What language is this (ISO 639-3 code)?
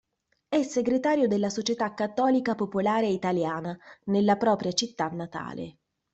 ita